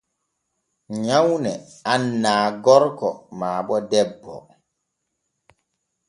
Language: Borgu Fulfulde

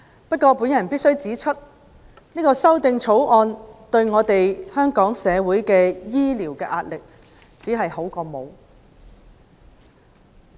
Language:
Cantonese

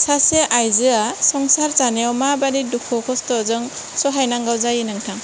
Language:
Bodo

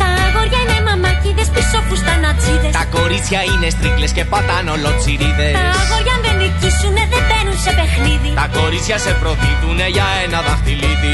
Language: Greek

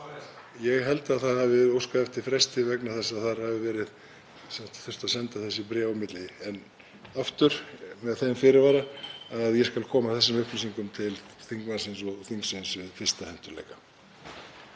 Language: Icelandic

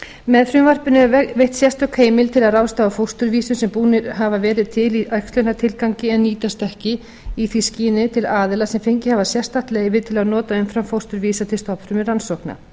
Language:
Icelandic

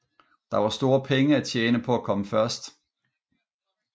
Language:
Danish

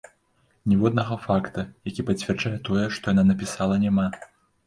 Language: Belarusian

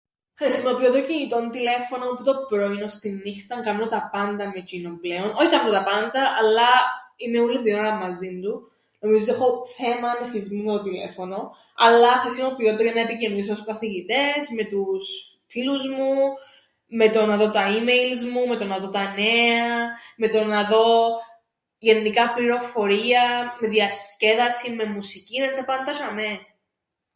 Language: Greek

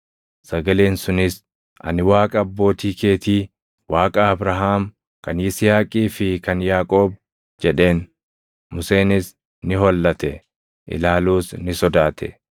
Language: Oromo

